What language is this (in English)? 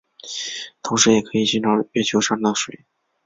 Chinese